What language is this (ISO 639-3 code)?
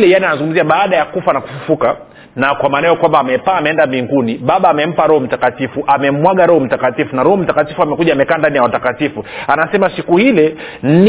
swa